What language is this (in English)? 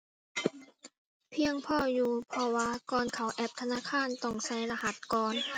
Thai